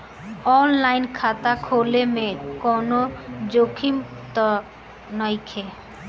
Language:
Bhojpuri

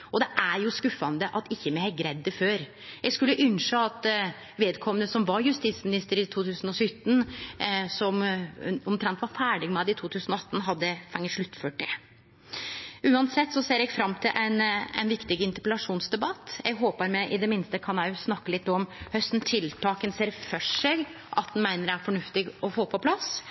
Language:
Norwegian Nynorsk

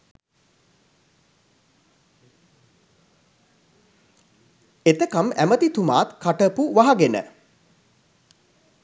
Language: Sinhala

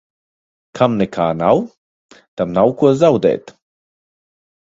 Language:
Latvian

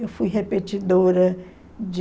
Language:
Portuguese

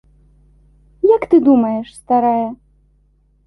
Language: Belarusian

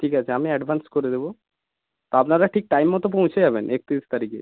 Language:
Bangla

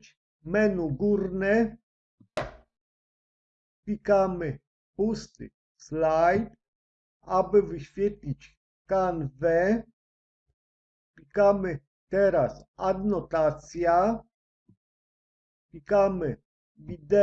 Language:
Polish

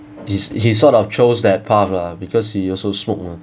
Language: English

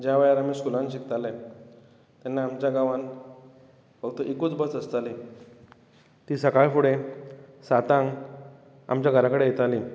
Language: Konkani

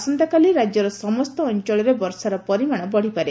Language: Odia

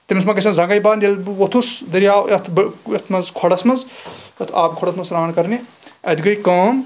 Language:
Kashmiri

